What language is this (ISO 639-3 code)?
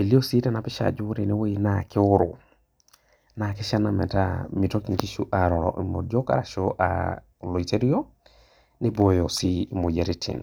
mas